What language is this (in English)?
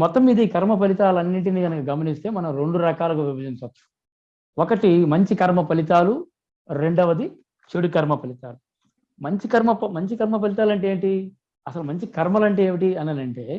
Telugu